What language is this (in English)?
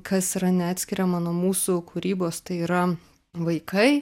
Lithuanian